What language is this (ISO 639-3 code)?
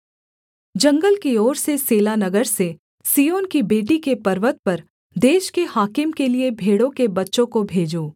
hin